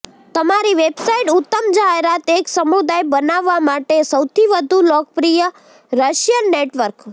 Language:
Gujarati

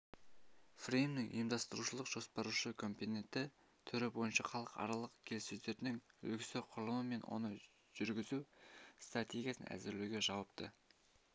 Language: Kazakh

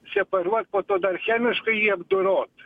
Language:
Lithuanian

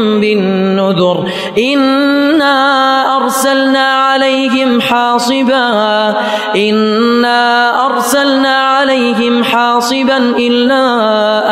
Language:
Arabic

